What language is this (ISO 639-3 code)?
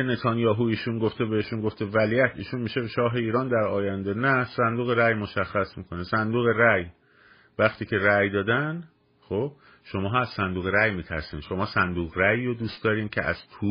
fas